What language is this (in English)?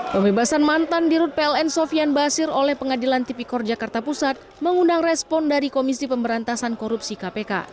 Indonesian